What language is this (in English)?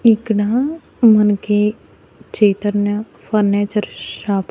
Telugu